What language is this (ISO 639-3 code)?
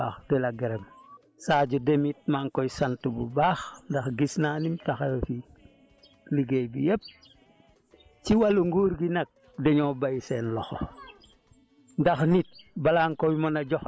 wol